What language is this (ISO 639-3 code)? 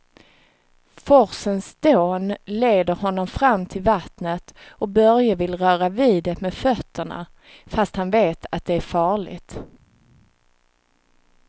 swe